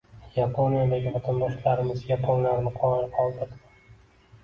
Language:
Uzbek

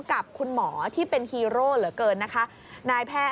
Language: Thai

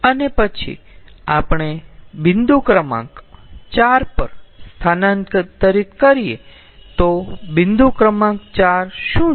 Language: Gujarati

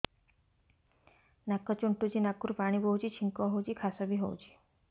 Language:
Odia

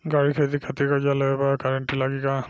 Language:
Bhojpuri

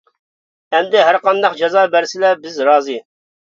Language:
Uyghur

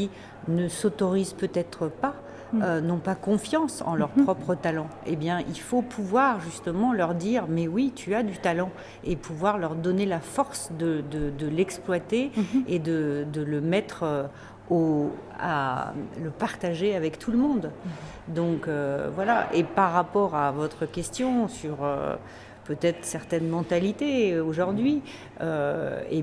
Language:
French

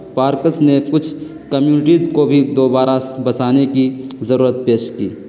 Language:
Urdu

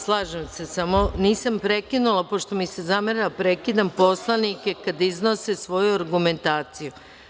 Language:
Serbian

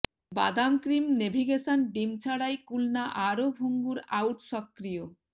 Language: Bangla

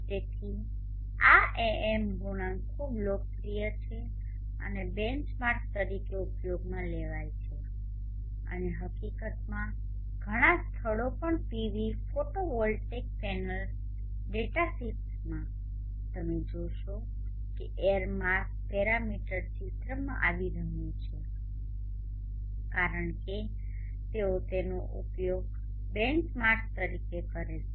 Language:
Gujarati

